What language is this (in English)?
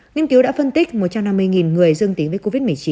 Vietnamese